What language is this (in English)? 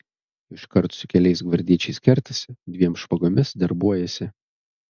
Lithuanian